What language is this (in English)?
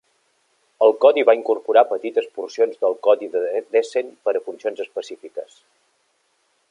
Catalan